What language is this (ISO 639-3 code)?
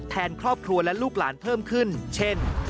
tha